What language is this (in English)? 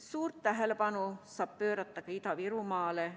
Estonian